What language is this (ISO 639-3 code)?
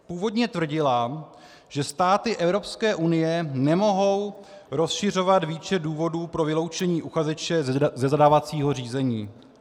ces